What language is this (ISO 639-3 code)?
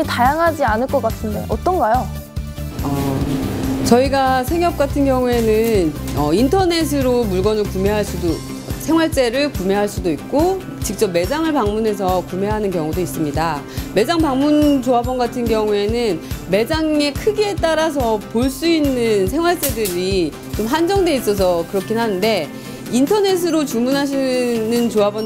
kor